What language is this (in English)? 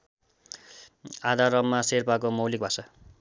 Nepali